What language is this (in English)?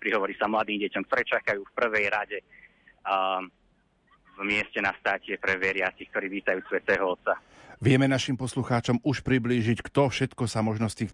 Slovak